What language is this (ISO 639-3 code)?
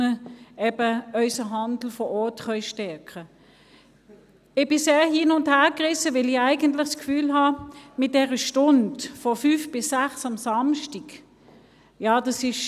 gsw